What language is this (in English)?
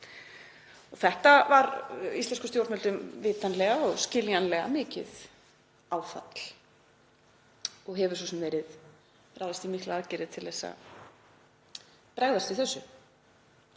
Icelandic